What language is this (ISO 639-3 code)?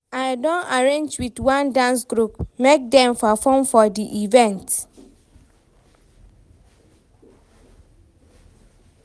pcm